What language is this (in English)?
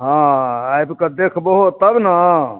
Maithili